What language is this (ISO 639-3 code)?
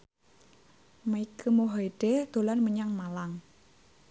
jav